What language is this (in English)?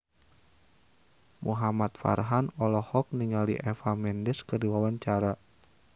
Sundanese